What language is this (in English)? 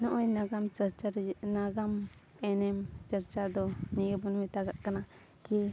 Santali